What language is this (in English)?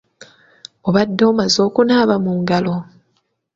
Ganda